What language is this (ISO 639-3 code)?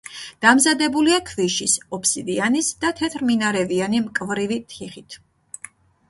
kat